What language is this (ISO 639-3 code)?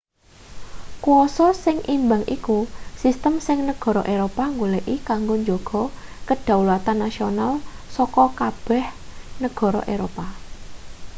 jav